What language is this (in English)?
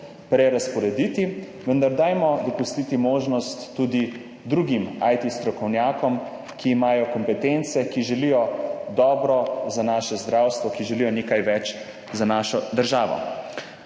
Slovenian